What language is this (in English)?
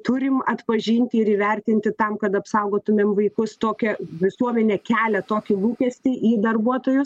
Lithuanian